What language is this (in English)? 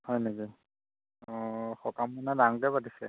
Assamese